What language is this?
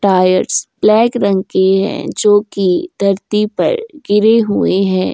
Hindi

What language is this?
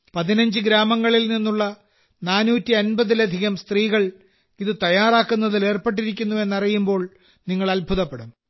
Malayalam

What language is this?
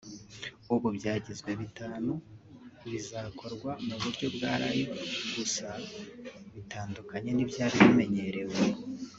Kinyarwanda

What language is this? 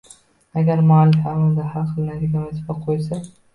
Uzbek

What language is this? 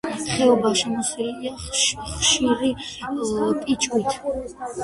Georgian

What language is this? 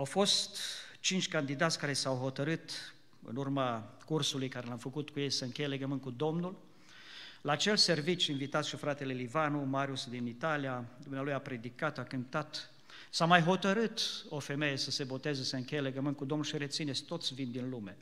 Romanian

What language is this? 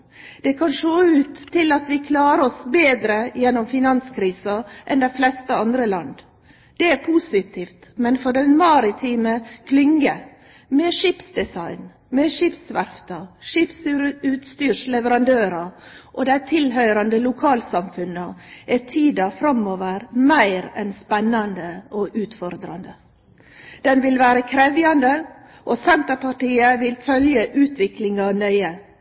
Norwegian Nynorsk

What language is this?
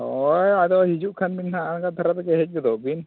Santali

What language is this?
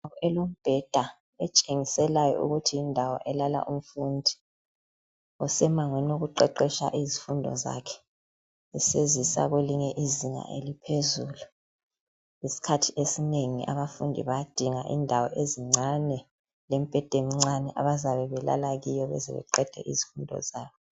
North Ndebele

